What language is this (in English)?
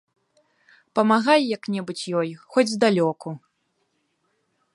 Belarusian